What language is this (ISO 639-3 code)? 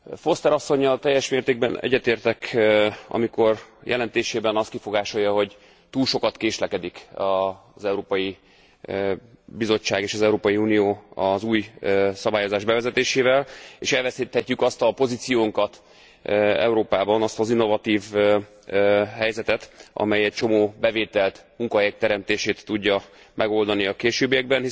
hun